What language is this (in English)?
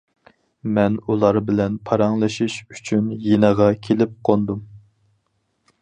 Uyghur